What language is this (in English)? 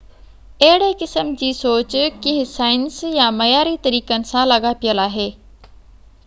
Sindhi